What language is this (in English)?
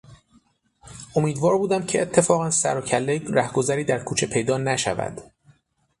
Persian